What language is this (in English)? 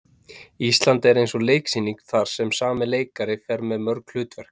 Icelandic